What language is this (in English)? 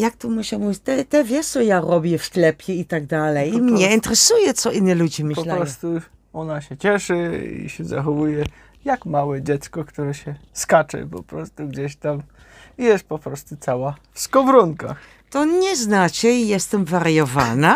Polish